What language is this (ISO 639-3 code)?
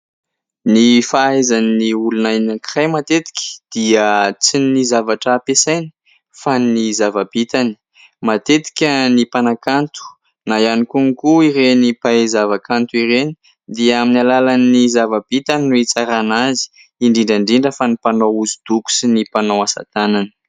mlg